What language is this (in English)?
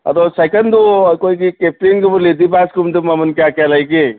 Manipuri